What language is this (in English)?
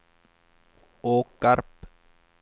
Swedish